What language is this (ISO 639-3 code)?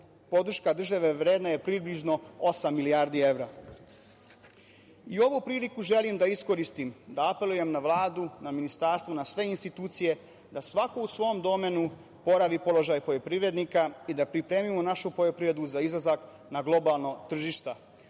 srp